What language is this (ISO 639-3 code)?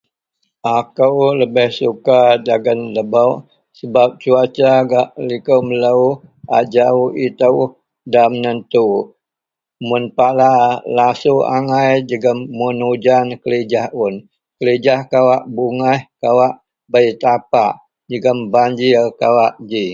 mel